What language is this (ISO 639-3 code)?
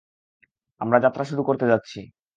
ben